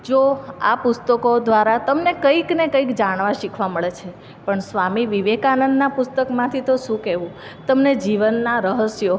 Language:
Gujarati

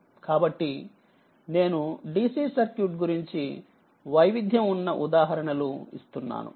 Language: Telugu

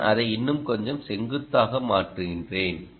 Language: Tamil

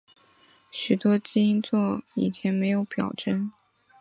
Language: Chinese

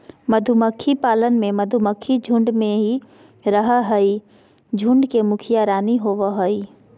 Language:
Magahi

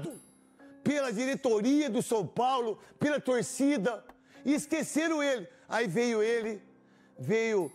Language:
Portuguese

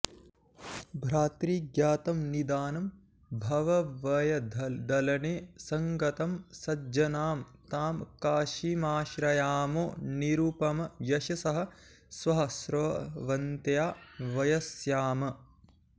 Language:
Sanskrit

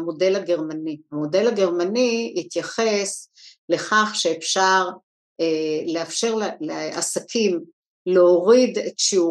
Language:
Hebrew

